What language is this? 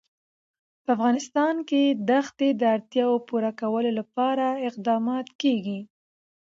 Pashto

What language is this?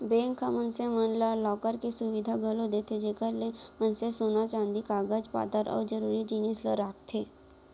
Chhattisgarhi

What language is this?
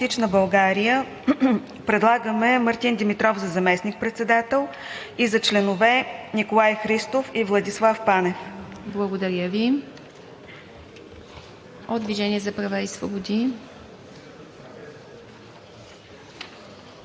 Bulgarian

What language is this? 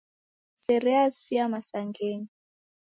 Taita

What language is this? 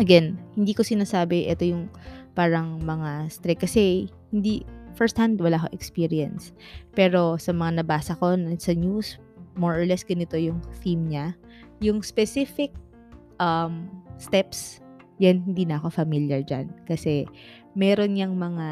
Filipino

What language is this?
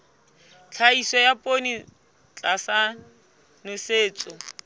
Southern Sotho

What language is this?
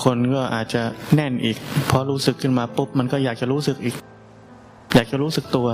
Thai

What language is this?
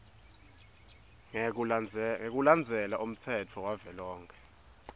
Swati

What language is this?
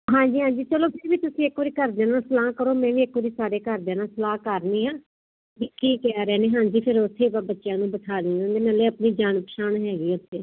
Punjabi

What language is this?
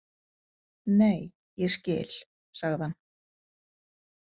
Icelandic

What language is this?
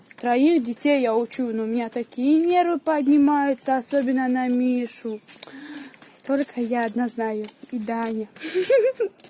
Russian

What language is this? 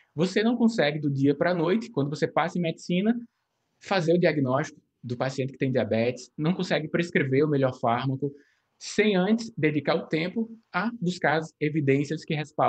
Portuguese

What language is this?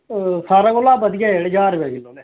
Dogri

